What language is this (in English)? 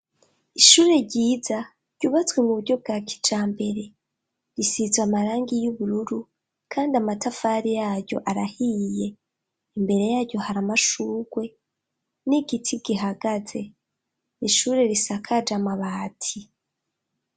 Rundi